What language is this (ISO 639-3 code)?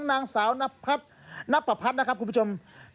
tha